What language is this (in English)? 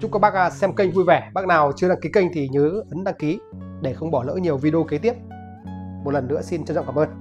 Vietnamese